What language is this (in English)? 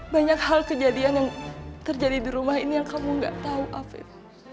Indonesian